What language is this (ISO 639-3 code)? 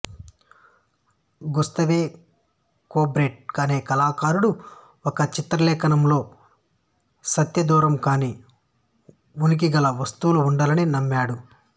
tel